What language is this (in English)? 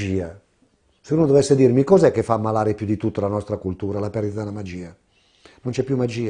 Italian